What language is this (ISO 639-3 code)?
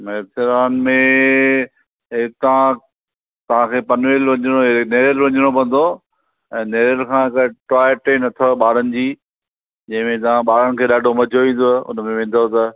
snd